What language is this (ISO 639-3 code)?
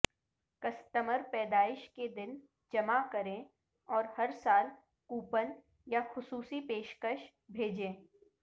urd